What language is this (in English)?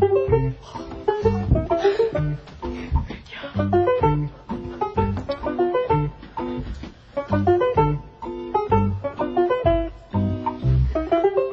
Korean